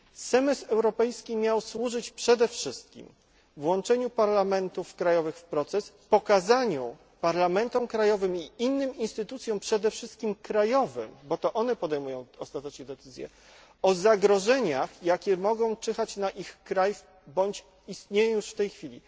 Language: Polish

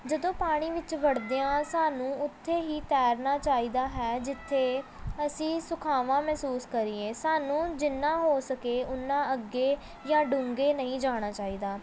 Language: Punjabi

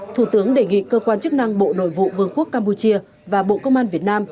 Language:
Vietnamese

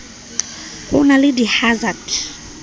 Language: Southern Sotho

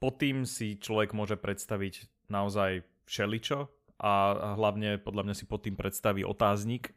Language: Slovak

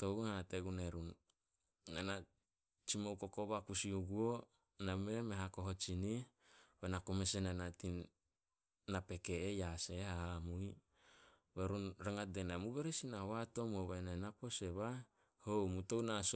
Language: Solos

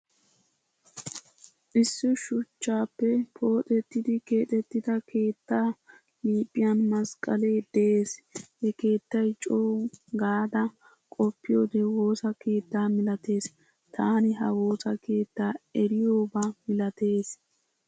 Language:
Wolaytta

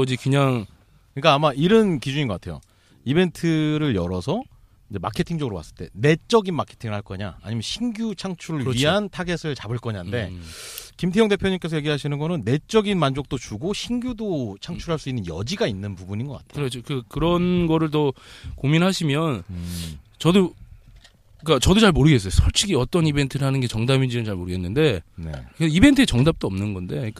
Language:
Korean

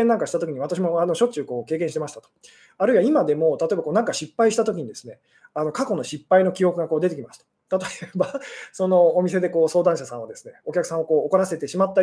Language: Japanese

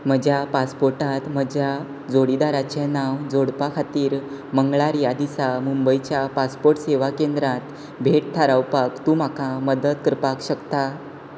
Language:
Konkani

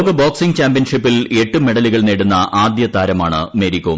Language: Malayalam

